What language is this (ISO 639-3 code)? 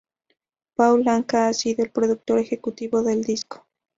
spa